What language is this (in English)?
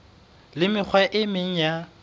Southern Sotho